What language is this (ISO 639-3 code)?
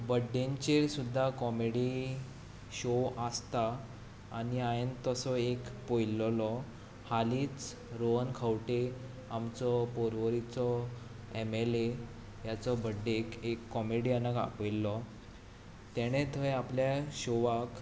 kok